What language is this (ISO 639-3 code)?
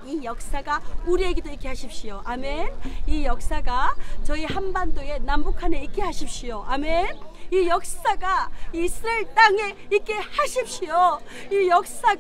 kor